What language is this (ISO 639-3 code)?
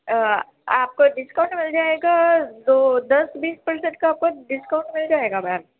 urd